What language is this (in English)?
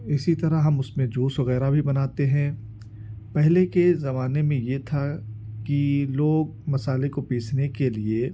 Urdu